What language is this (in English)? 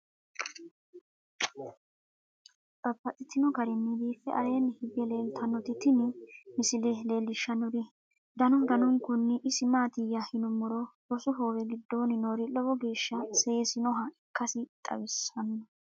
Sidamo